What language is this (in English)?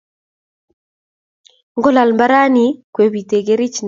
Kalenjin